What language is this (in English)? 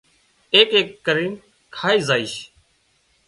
Wadiyara Koli